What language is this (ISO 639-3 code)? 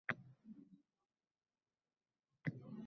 uzb